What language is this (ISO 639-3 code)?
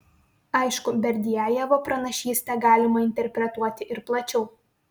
lit